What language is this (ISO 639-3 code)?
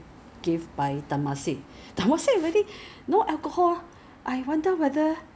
eng